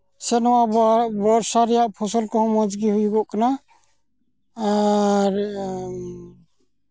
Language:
Santali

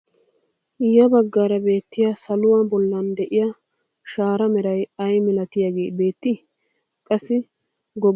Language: Wolaytta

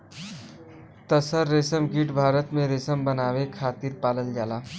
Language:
Bhojpuri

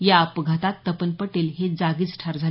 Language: Marathi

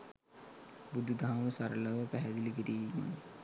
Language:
Sinhala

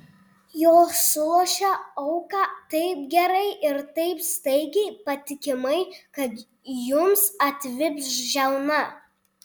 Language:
Lithuanian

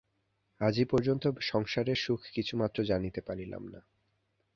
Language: Bangla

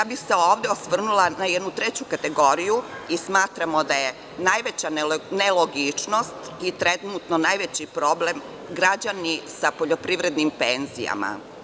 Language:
Serbian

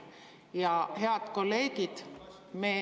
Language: Estonian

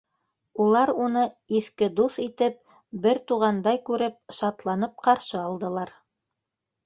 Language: Bashkir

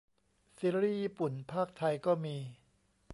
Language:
Thai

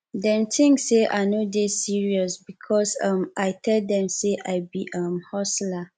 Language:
Nigerian Pidgin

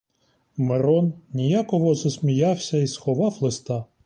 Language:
Ukrainian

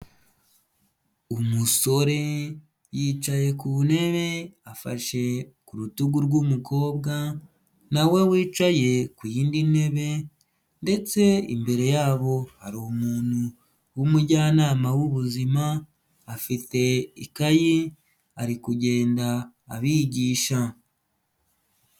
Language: Kinyarwanda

